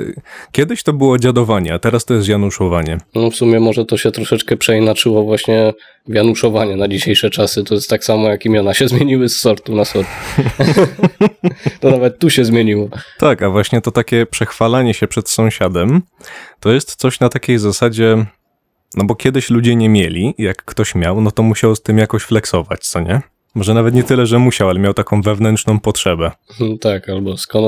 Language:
Polish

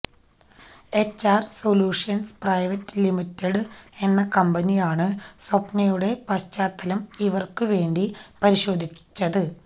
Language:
Malayalam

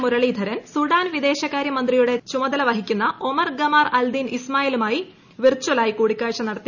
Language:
Malayalam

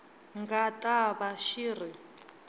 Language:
Tsonga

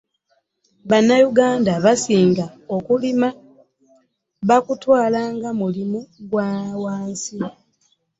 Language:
Ganda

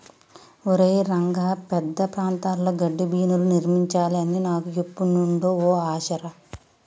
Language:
Telugu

